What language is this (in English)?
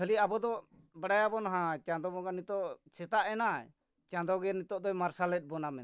Santali